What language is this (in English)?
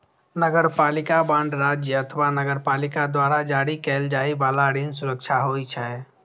Maithili